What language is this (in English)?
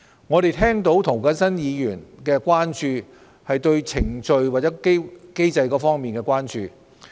Cantonese